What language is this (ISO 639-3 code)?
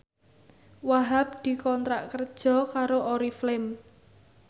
jav